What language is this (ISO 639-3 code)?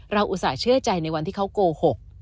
tha